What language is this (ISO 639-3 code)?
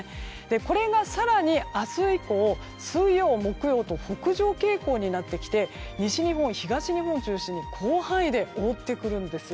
jpn